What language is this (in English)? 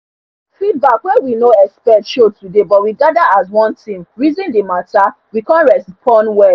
Nigerian Pidgin